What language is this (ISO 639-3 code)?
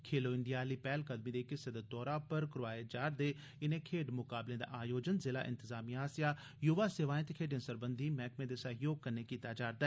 doi